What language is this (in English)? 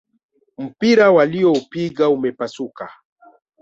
Swahili